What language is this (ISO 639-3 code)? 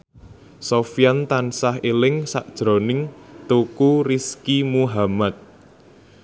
jav